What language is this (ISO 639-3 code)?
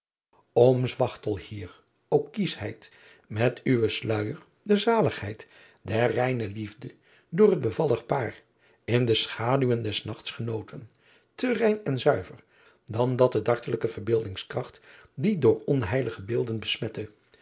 nld